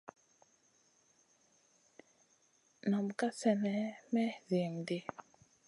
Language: Masana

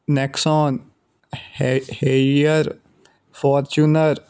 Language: Punjabi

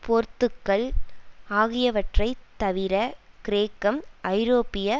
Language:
Tamil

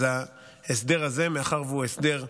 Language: Hebrew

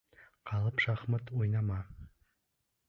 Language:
Bashkir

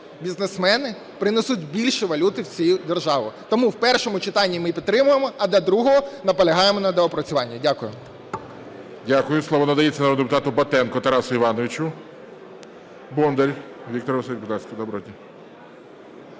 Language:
Ukrainian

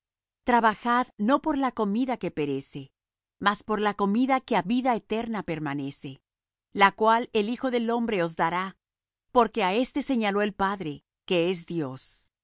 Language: Spanish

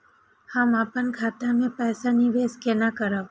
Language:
Maithili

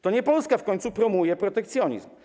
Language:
Polish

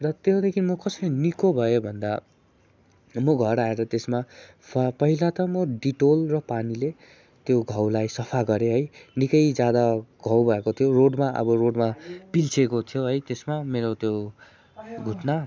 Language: Nepali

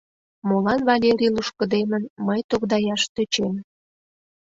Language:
Mari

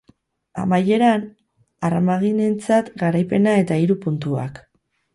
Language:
Basque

